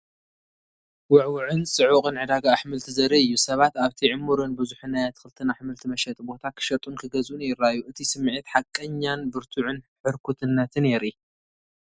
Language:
Tigrinya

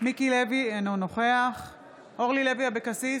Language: Hebrew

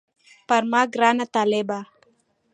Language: Pashto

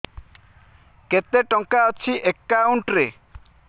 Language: Odia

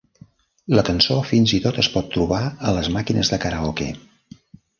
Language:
Catalan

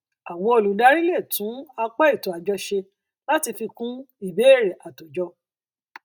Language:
Yoruba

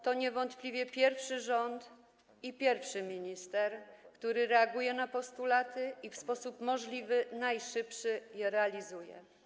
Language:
Polish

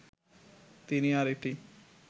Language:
Bangla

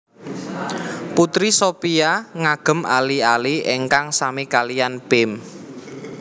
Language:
Javanese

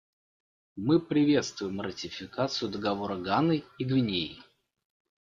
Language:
Russian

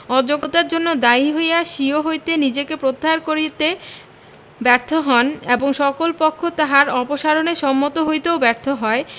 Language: Bangla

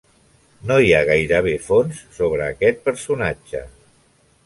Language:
Catalan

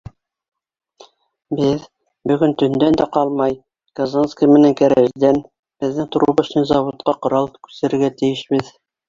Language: Bashkir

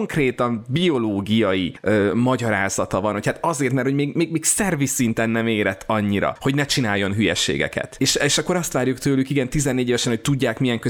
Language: Hungarian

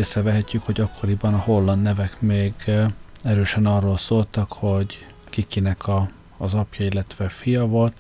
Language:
Hungarian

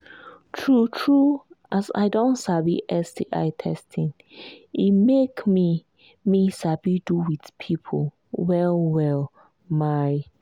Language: Nigerian Pidgin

